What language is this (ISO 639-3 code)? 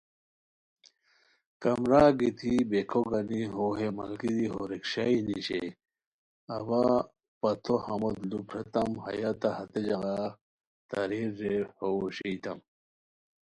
khw